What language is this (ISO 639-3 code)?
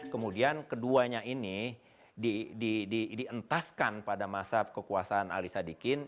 ind